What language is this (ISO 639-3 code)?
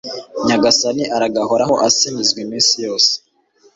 kin